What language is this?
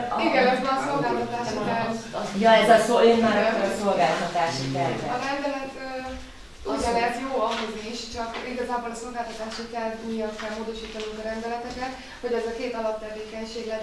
Hungarian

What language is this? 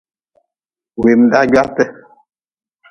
Nawdm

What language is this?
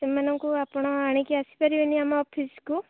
Odia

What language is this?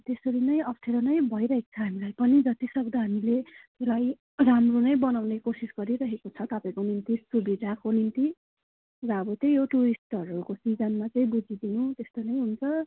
Nepali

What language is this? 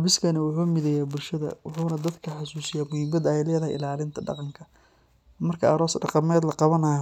Somali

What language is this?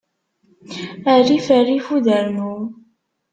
Kabyle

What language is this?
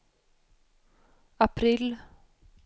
Swedish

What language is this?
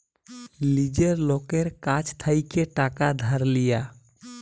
Bangla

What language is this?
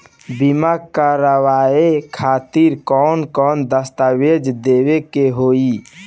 Bhojpuri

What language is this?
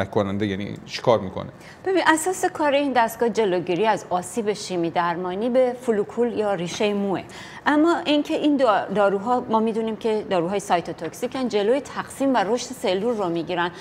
Persian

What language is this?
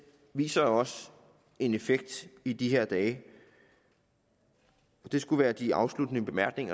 Danish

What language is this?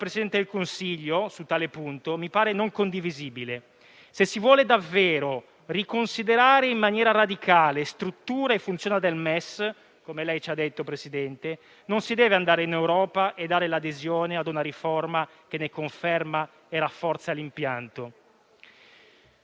Italian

